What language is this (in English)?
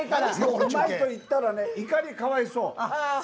Japanese